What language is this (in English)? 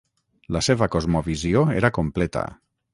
Catalan